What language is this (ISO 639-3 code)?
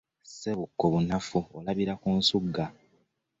lug